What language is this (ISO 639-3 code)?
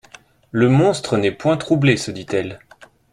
fra